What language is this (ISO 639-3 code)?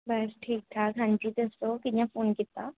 doi